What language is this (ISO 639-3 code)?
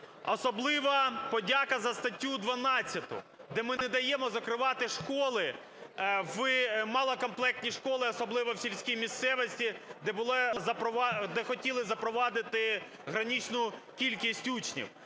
ukr